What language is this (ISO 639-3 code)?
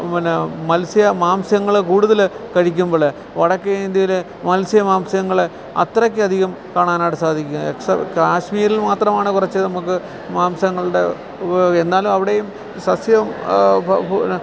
mal